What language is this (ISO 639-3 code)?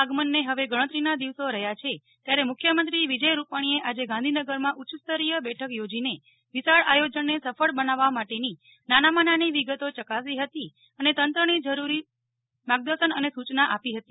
guj